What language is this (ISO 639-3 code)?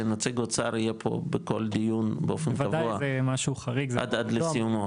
heb